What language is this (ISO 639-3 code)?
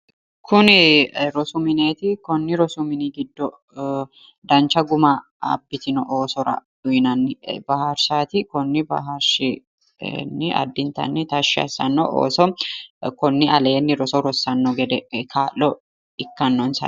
sid